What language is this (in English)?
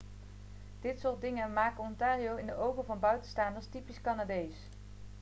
Dutch